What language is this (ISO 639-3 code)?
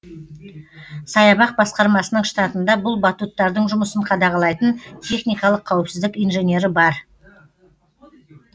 kaz